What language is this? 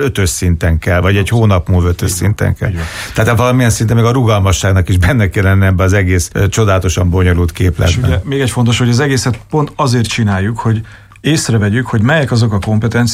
Hungarian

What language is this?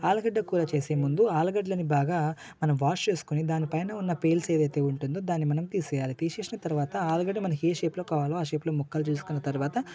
Telugu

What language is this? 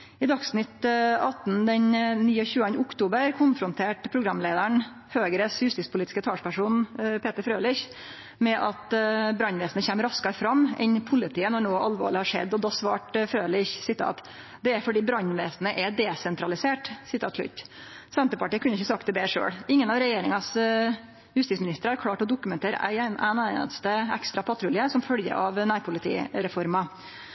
Norwegian Nynorsk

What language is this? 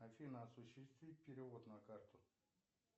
Russian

